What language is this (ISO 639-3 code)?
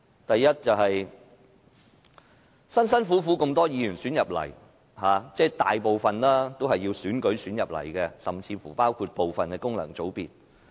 yue